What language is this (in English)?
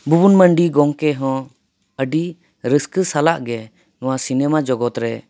Santali